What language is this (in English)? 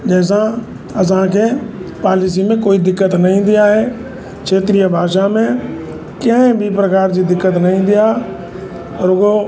Sindhi